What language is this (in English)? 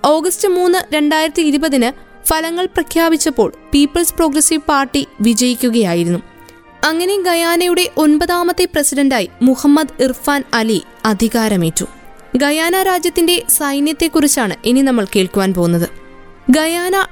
Malayalam